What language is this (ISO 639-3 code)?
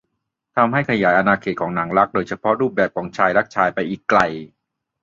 tha